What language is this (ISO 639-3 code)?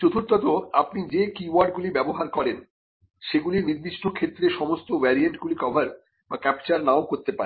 ben